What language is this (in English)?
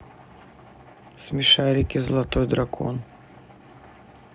Russian